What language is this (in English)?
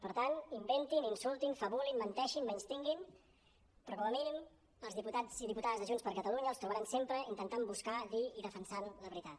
Catalan